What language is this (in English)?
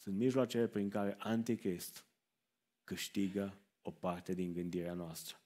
Romanian